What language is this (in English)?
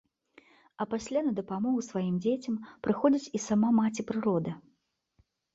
Belarusian